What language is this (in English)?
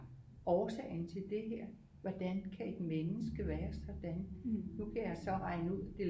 Danish